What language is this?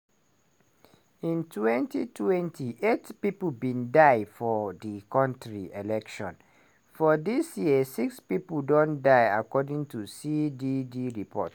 Nigerian Pidgin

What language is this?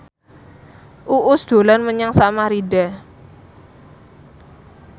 Javanese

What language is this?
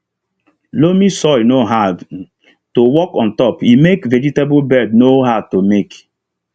Nigerian Pidgin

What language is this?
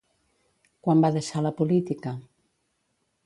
Catalan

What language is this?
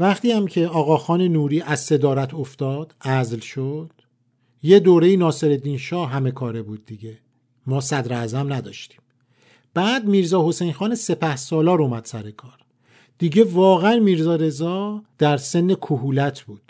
Persian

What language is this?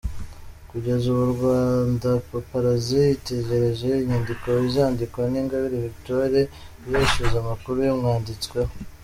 Kinyarwanda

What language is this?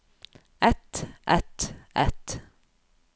Norwegian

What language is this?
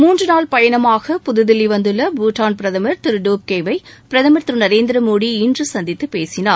Tamil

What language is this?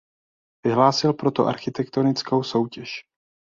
Czech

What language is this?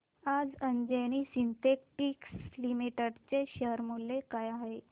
Marathi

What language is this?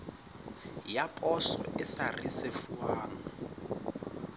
Southern Sotho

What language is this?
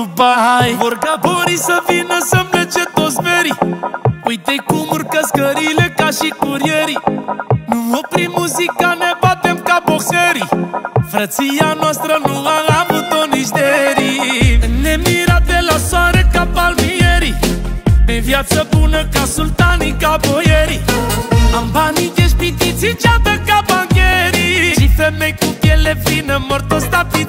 Romanian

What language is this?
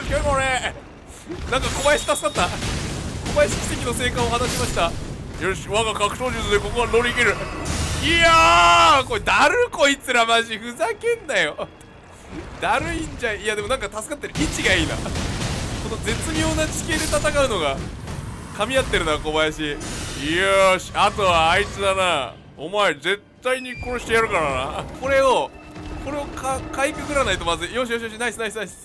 Japanese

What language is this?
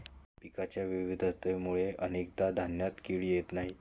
Marathi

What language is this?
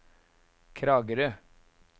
Norwegian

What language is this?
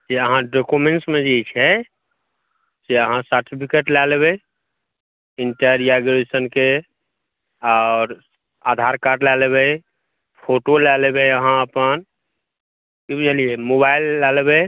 Maithili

